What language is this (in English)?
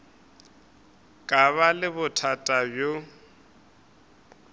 Northern Sotho